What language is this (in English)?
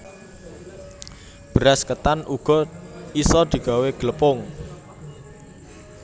Javanese